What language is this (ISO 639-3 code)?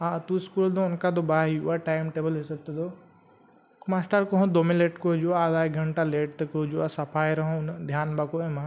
sat